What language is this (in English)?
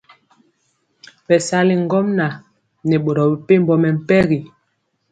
Mpiemo